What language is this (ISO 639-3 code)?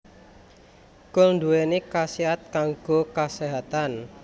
jav